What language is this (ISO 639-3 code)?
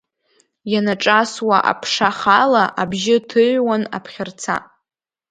abk